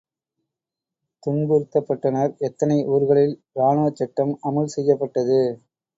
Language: Tamil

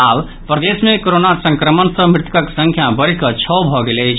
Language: Maithili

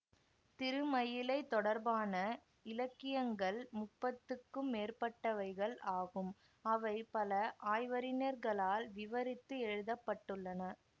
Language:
Tamil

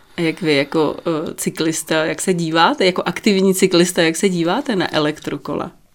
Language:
Czech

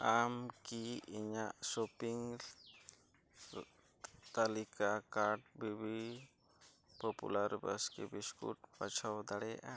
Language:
Santali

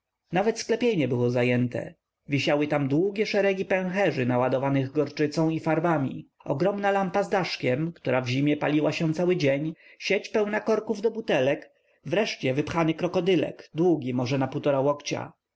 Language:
Polish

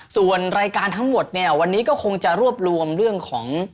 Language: Thai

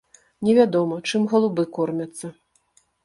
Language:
Belarusian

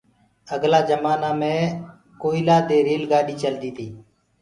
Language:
Gurgula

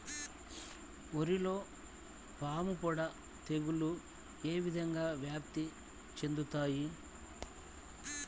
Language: Telugu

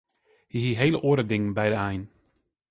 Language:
Western Frisian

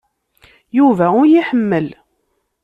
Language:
Kabyle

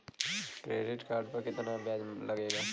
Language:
Bhojpuri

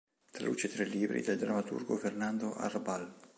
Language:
Italian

